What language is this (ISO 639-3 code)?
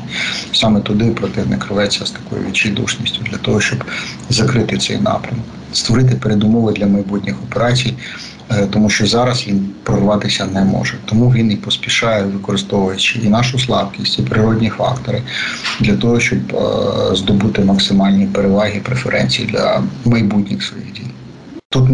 ukr